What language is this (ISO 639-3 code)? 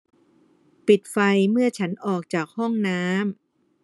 tha